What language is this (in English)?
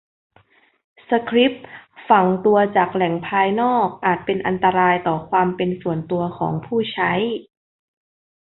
Thai